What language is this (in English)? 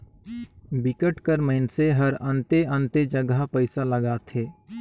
Chhattisgarhi